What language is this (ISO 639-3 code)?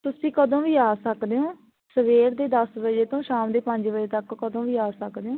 pan